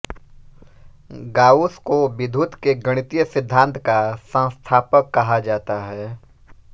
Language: Hindi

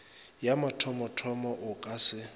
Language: Northern Sotho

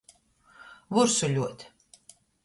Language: Latgalian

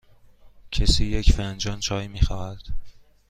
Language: Persian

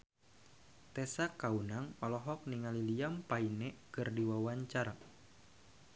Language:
Sundanese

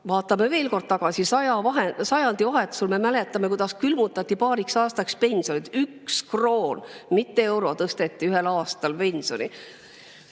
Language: Estonian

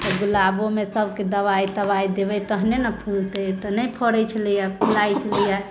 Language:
Maithili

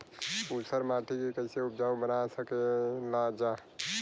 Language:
Bhojpuri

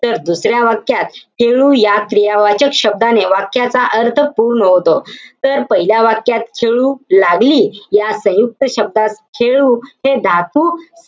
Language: Marathi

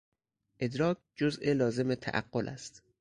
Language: Persian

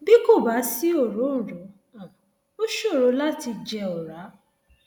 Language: Yoruba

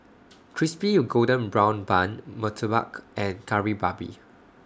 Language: English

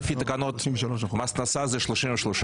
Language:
Hebrew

